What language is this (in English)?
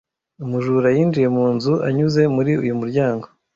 Kinyarwanda